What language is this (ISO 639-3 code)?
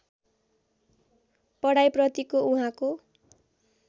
nep